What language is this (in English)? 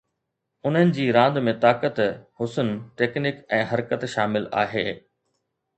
Sindhi